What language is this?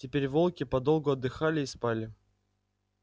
Russian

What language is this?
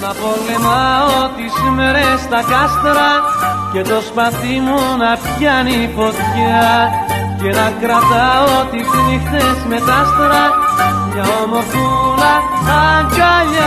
Greek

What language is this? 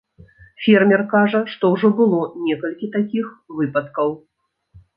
Belarusian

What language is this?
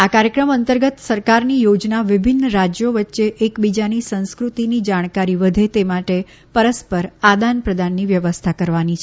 Gujarati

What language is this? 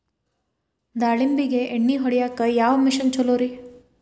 Kannada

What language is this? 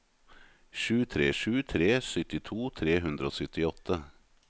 Norwegian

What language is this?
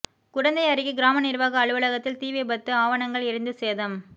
Tamil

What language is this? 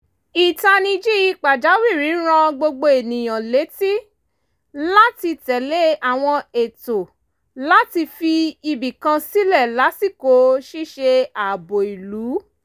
Yoruba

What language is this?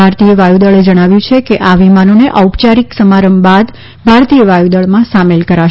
Gujarati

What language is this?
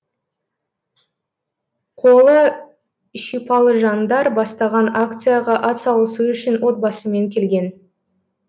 Kazakh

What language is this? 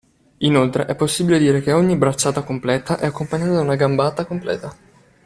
Italian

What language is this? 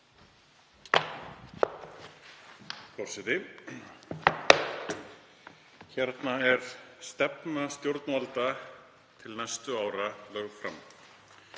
Icelandic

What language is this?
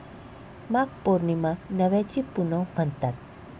Marathi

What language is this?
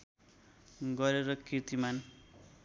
Nepali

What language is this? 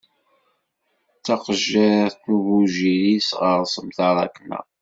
Kabyle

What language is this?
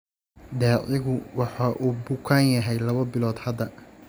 Somali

